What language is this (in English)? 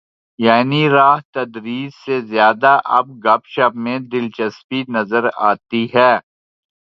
Urdu